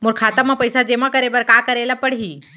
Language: Chhattisgarhi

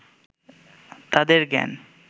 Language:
Bangla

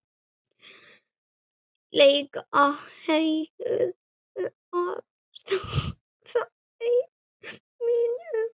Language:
Icelandic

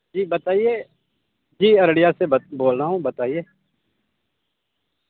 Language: Urdu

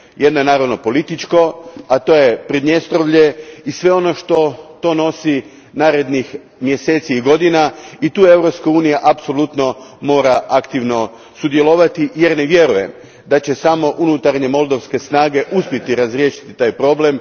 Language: Croatian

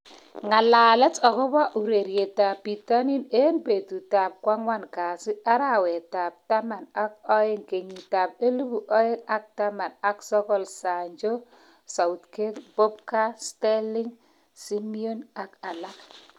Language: Kalenjin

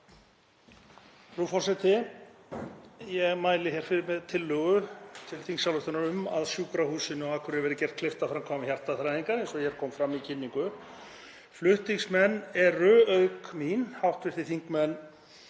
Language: Icelandic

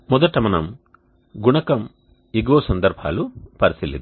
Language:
Telugu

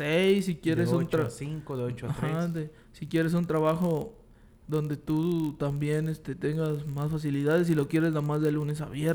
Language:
Spanish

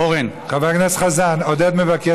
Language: Hebrew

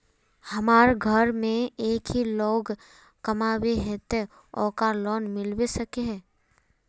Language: Magahi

